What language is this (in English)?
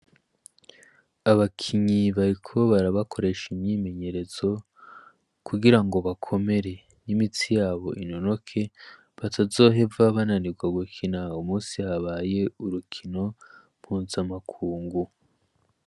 Rundi